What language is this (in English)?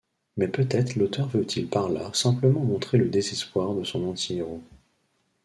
French